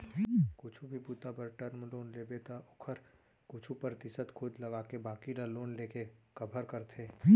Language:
Chhattisgarhi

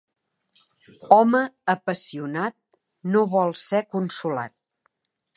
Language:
Catalan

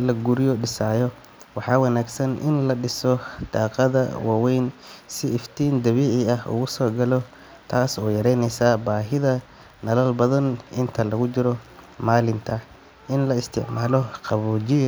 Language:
Somali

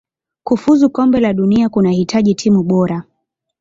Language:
Swahili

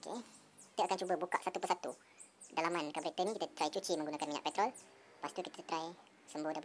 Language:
Malay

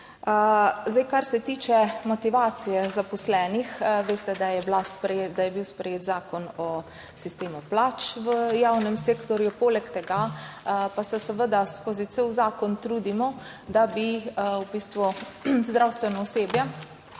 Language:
Slovenian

